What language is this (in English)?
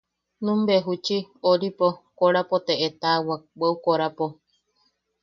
Yaqui